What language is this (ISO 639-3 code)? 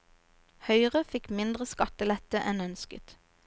nor